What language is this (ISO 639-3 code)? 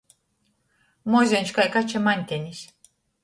ltg